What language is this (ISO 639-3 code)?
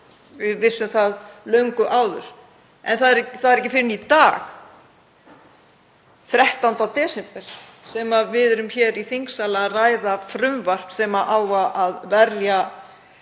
isl